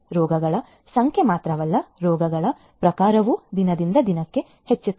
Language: Kannada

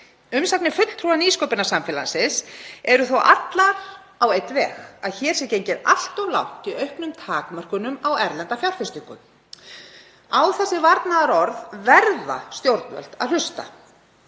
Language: Icelandic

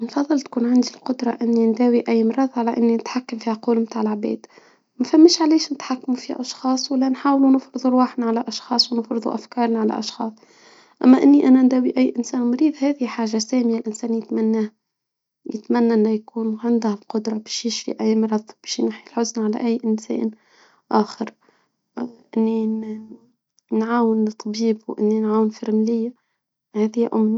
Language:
Tunisian Arabic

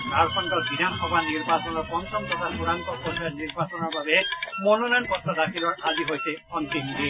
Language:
Assamese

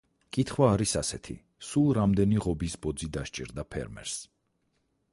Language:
Georgian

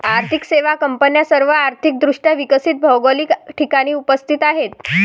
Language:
Marathi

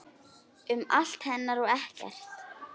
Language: Icelandic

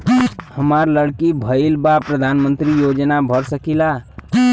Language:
Bhojpuri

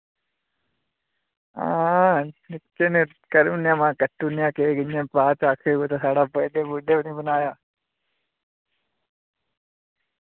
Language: Dogri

